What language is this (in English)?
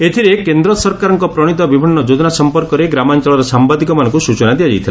Odia